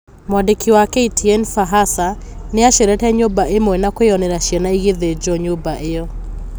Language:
Kikuyu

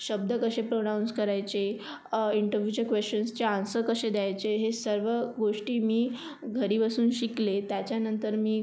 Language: Marathi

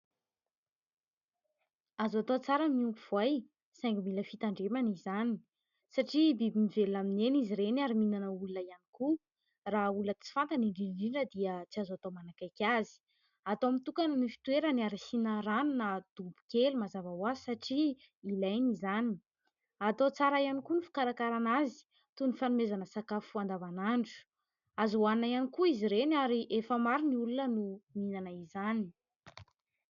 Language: Malagasy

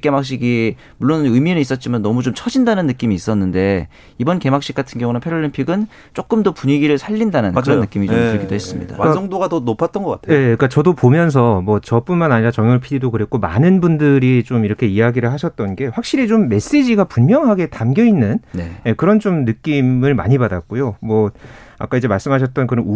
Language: Korean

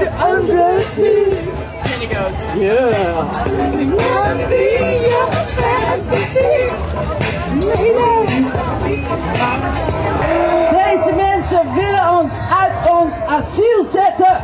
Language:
Dutch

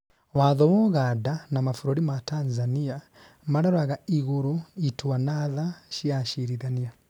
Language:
Kikuyu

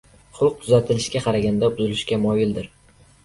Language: Uzbek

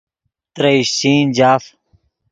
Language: Yidgha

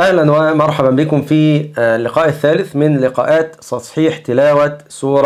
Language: Arabic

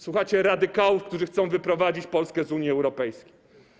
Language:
Polish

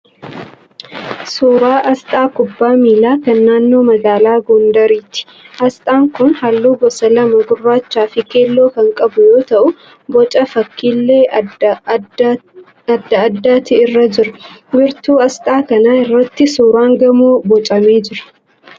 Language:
Oromo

